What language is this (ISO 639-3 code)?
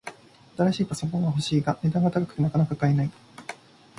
jpn